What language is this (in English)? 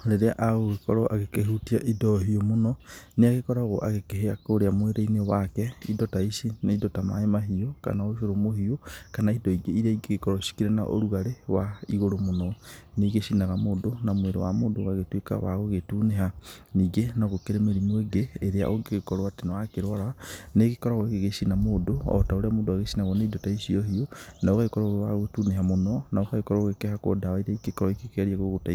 Kikuyu